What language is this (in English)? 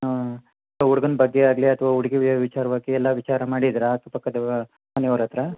Kannada